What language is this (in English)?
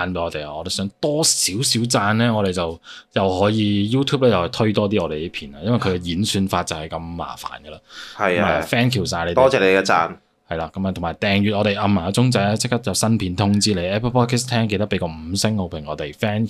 Chinese